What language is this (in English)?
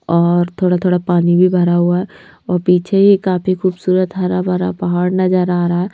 Hindi